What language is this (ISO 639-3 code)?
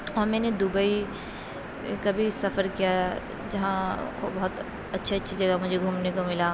urd